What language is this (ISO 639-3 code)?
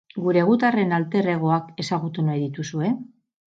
eus